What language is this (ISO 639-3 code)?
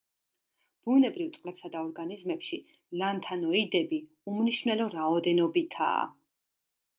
kat